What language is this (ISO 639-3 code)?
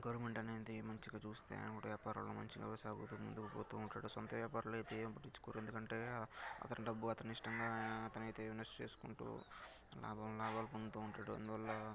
tel